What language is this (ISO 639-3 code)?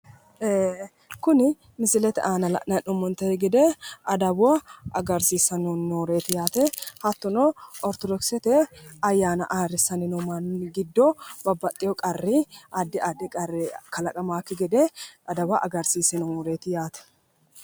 sid